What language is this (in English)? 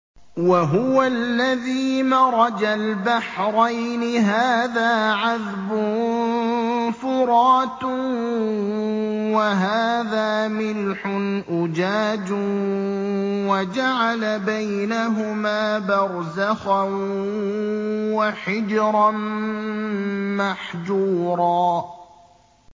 Arabic